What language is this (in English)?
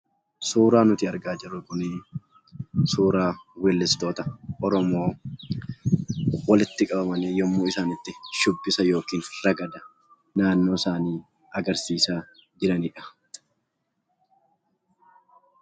Oromo